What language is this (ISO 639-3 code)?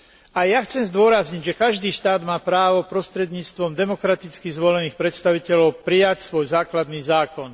slk